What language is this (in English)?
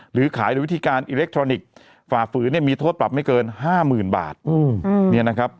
Thai